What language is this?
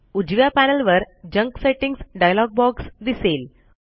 Marathi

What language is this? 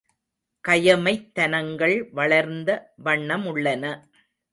Tamil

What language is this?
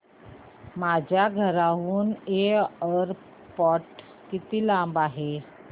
Marathi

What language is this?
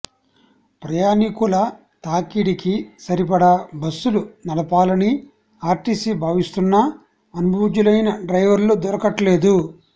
Telugu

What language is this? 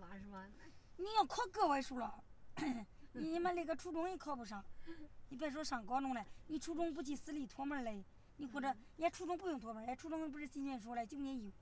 Chinese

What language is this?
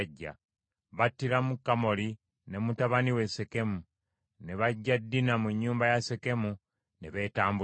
Ganda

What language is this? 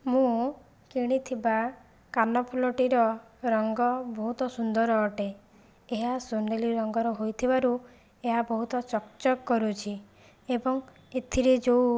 Odia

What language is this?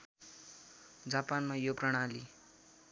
Nepali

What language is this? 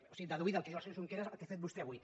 Catalan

